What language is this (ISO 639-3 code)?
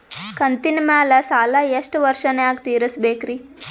kan